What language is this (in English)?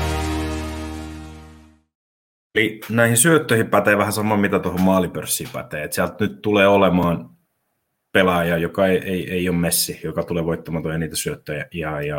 Finnish